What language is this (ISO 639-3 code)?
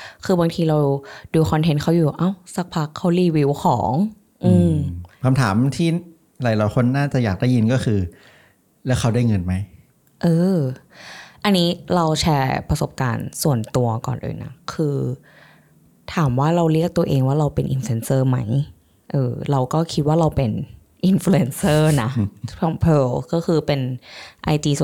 tha